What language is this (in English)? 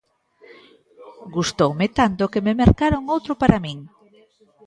Galician